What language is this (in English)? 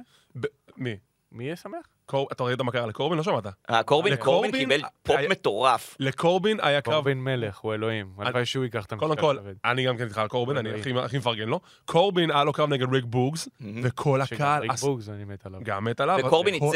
Hebrew